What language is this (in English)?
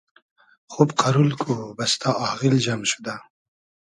Hazaragi